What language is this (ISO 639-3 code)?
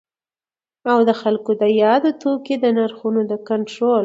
pus